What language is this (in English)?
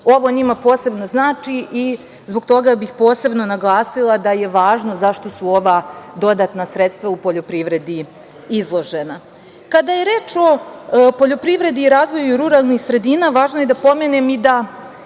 Serbian